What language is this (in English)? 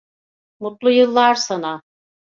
Turkish